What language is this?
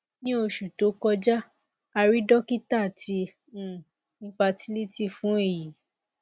Yoruba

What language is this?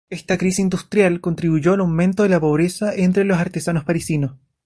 Spanish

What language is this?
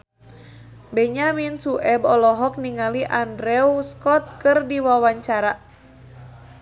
Sundanese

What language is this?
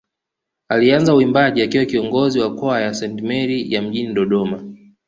Swahili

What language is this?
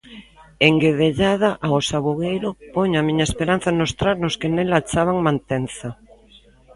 Galician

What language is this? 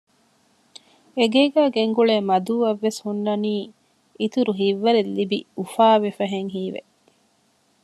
Divehi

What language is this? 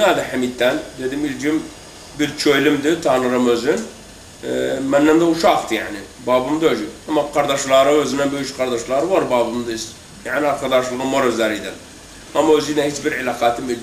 Turkish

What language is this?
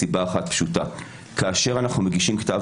Hebrew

